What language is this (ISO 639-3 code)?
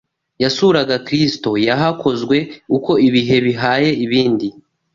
kin